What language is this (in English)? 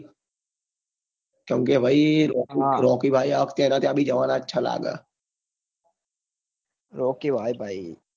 Gujarati